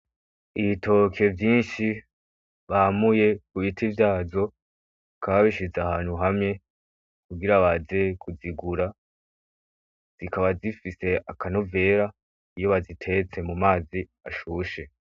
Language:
Rundi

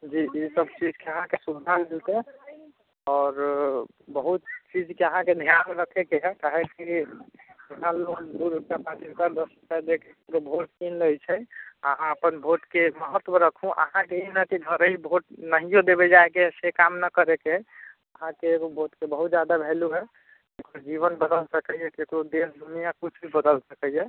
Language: Maithili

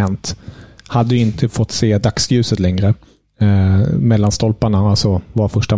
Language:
Swedish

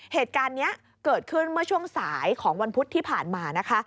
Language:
Thai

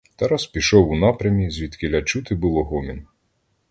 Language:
Ukrainian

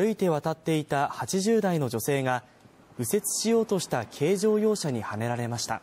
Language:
Japanese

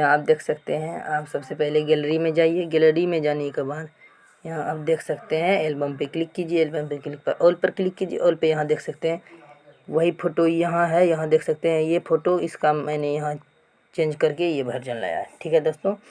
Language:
Hindi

